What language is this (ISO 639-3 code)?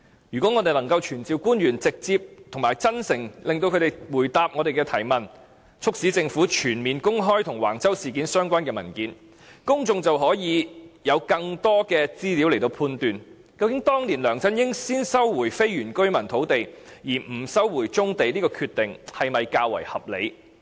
yue